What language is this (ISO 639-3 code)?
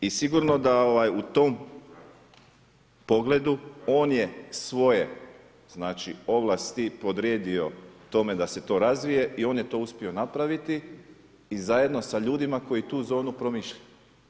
hrv